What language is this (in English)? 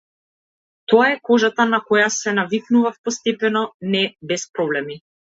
Macedonian